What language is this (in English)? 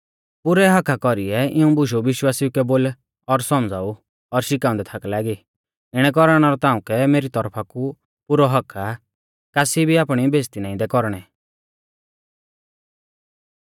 Mahasu Pahari